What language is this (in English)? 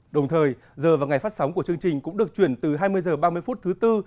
Vietnamese